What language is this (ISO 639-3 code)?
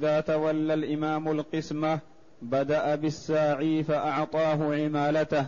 ara